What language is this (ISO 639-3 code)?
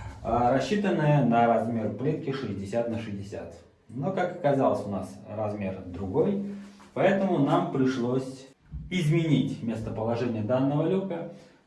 rus